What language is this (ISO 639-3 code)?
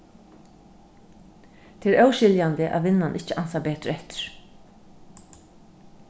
fao